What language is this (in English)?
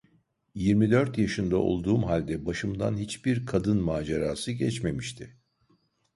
Turkish